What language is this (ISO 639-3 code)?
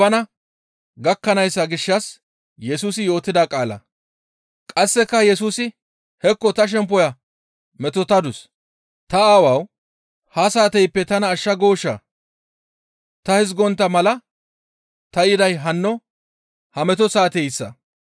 gmv